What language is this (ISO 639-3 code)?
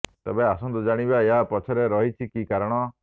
ori